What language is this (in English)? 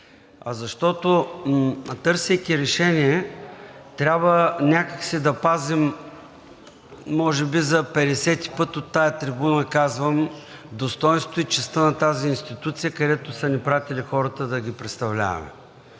Bulgarian